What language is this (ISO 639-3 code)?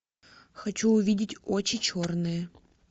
rus